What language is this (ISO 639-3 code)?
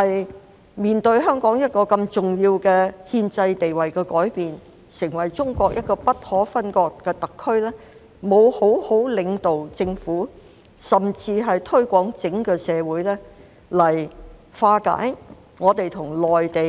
yue